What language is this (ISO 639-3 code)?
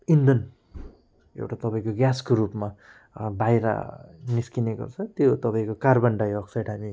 nep